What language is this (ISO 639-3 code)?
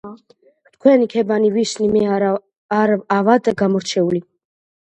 kat